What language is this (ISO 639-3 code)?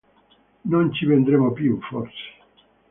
ita